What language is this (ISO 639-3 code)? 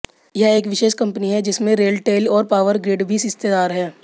hin